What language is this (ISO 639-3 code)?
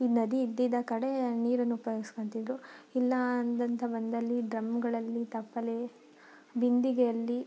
kan